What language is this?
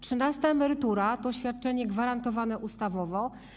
Polish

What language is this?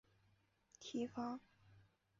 Chinese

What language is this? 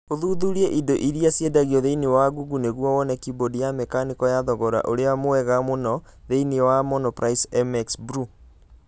Kikuyu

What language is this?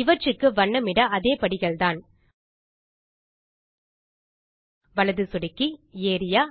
Tamil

